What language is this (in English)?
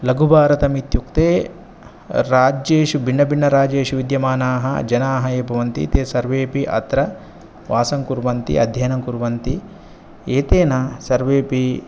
Sanskrit